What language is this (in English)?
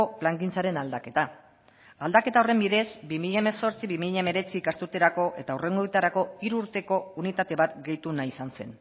Basque